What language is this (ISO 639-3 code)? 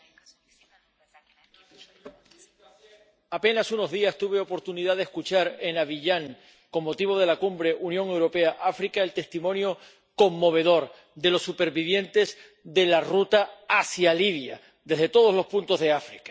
spa